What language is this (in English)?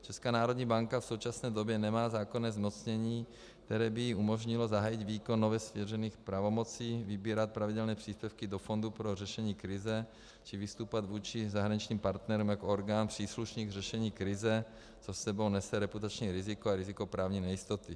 Czech